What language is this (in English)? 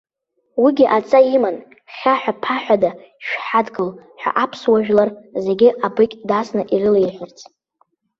Abkhazian